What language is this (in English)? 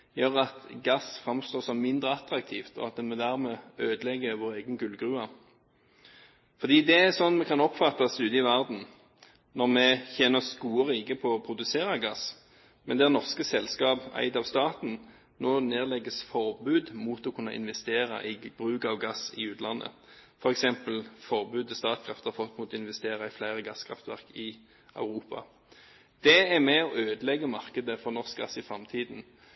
Norwegian Bokmål